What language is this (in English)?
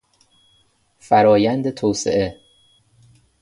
Persian